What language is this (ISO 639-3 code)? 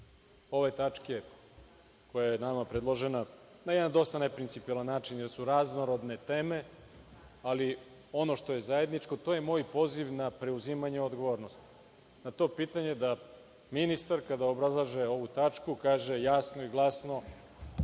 srp